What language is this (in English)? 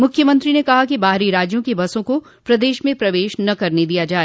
Hindi